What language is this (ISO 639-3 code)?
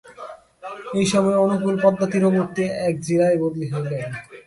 ben